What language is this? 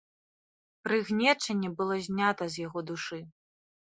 Belarusian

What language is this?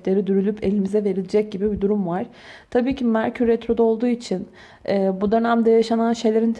Turkish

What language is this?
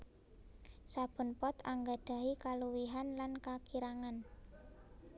Javanese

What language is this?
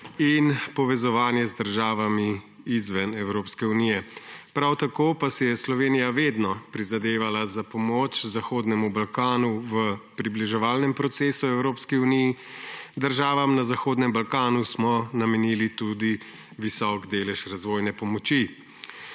Slovenian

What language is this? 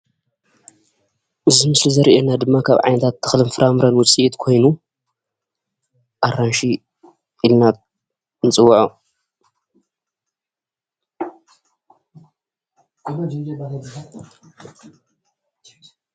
Tigrinya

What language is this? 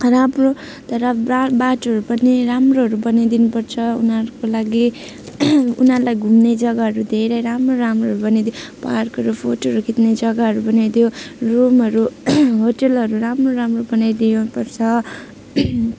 Nepali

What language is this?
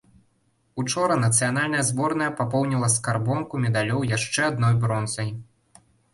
Belarusian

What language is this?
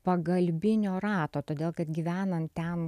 Lithuanian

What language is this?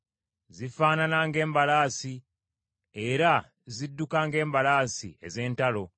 Ganda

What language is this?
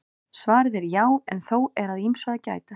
Icelandic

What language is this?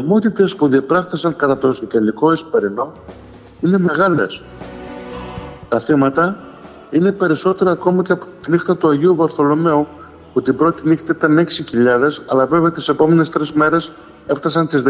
Greek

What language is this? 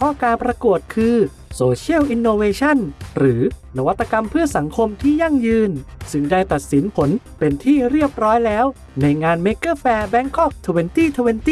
Thai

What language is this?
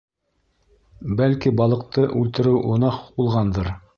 Bashkir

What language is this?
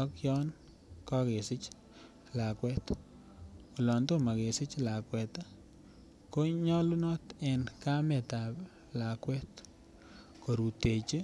Kalenjin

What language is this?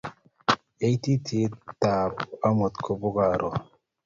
Kalenjin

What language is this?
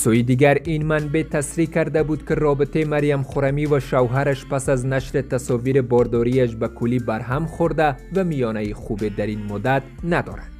Persian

